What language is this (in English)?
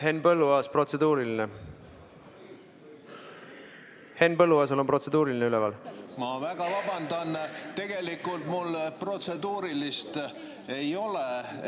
Estonian